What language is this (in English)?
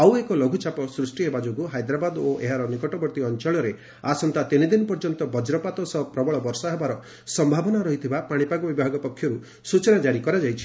Odia